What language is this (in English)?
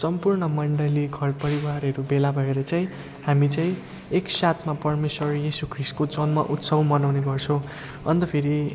Nepali